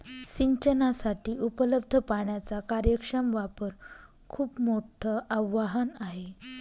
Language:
Marathi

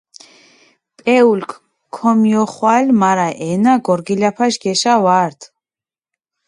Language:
Mingrelian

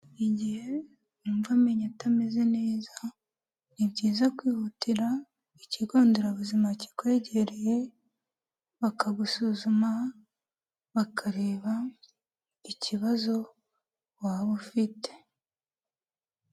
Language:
Kinyarwanda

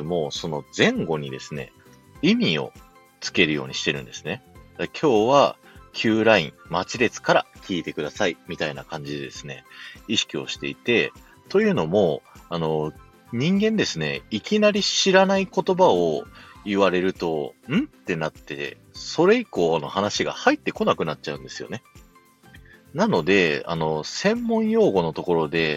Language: Japanese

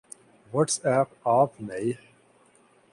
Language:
Urdu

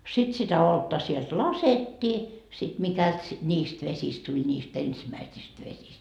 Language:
Finnish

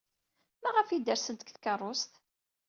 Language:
Kabyle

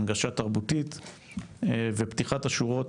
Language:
Hebrew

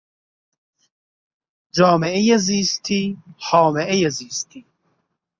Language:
Persian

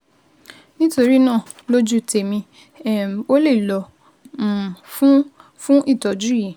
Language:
Yoruba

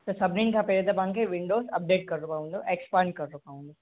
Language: Sindhi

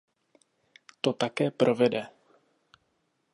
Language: Czech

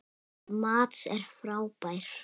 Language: Icelandic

